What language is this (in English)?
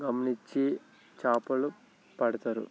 Telugu